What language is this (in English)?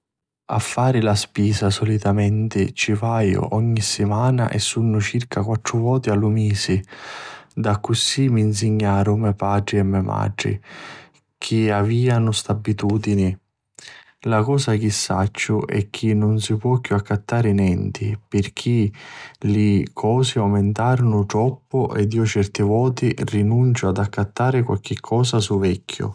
Sicilian